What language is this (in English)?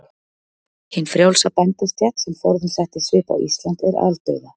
Icelandic